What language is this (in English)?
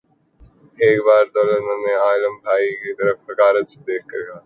Urdu